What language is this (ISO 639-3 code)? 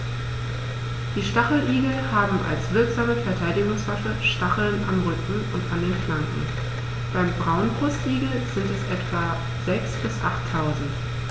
deu